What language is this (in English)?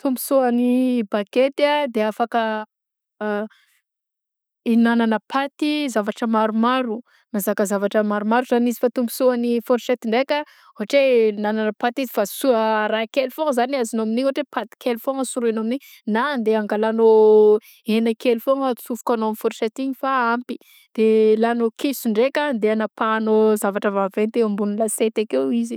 Southern Betsimisaraka Malagasy